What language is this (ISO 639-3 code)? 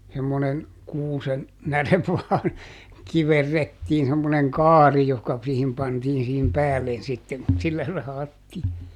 fin